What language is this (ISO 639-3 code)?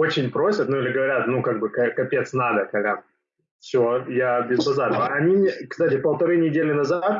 rus